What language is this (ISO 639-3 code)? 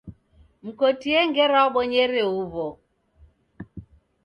dav